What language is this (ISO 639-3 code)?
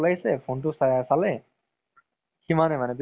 asm